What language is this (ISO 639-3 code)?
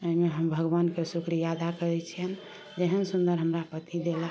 mai